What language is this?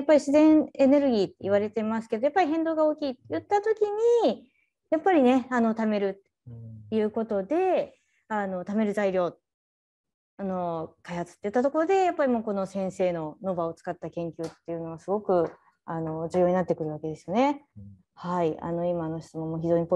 Japanese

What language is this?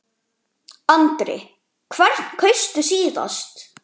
Icelandic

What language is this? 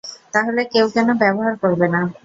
Bangla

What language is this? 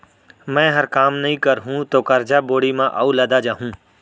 Chhattisgarhi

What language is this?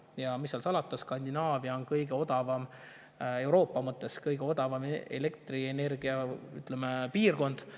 Estonian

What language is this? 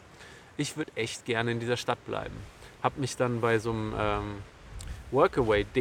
German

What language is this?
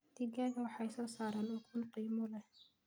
Somali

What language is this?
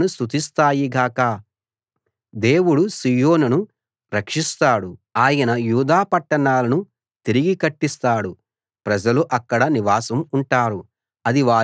Telugu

